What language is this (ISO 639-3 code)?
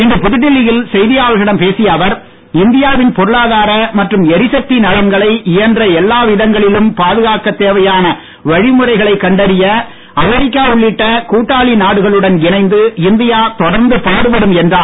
tam